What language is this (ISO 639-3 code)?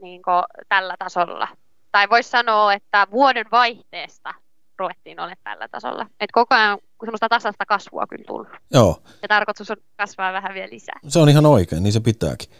fin